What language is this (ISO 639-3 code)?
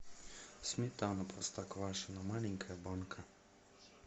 rus